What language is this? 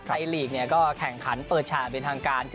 Thai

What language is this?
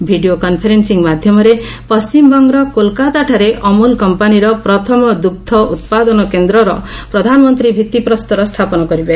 Odia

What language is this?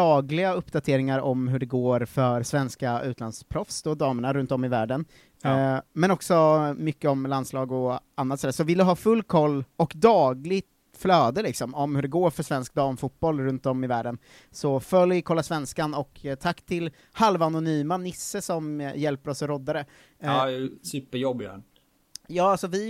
Swedish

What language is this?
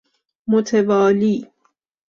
Persian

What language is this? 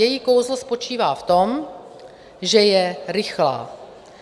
Czech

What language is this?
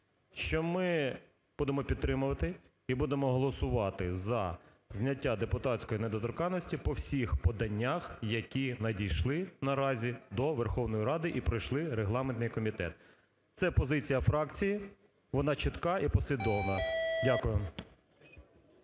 Ukrainian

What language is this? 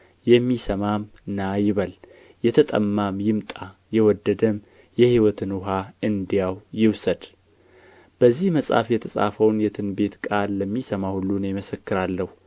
Amharic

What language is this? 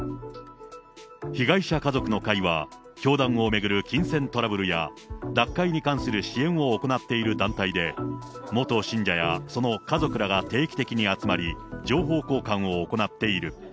Japanese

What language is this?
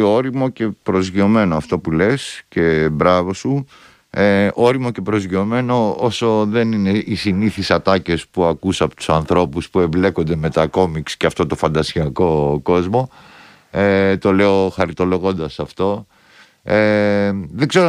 Greek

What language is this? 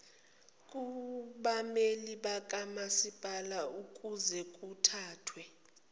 Zulu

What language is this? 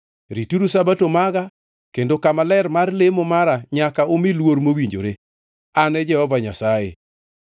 Luo (Kenya and Tanzania)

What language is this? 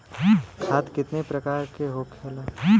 Bhojpuri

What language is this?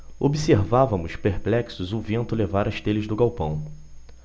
Portuguese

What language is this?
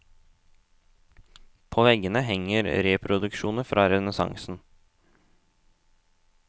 Norwegian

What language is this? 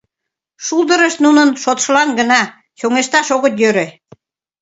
Mari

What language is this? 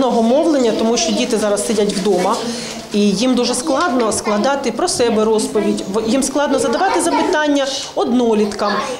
Ukrainian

